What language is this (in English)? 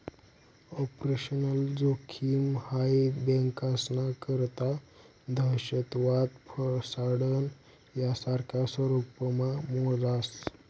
Marathi